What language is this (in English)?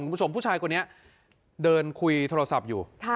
Thai